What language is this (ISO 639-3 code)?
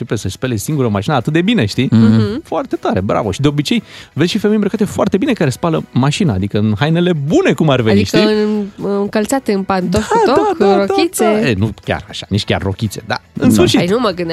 ron